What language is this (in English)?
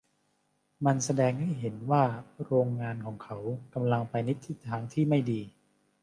Thai